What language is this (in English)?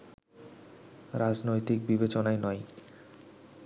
Bangla